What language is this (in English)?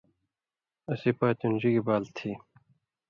Indus Kohistani